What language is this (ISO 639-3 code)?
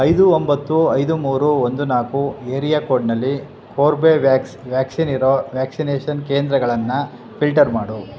kan